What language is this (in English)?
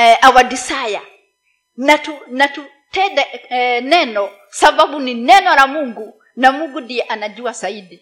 Swahili